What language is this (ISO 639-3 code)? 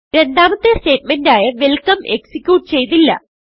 mal